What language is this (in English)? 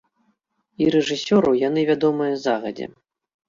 Belarusian